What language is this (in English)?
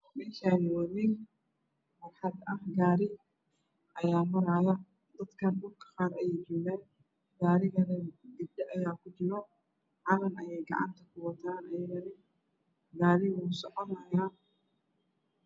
Somali